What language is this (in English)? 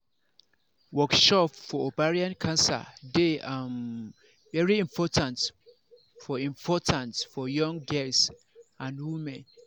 Nigerian Pidgin